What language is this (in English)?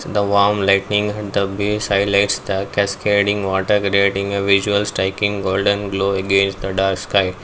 English